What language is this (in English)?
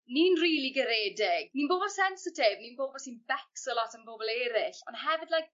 Welsh